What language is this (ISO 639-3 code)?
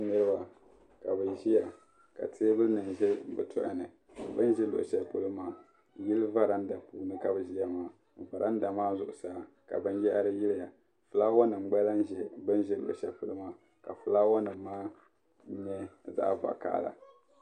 dag